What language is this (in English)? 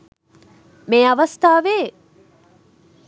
Sinhala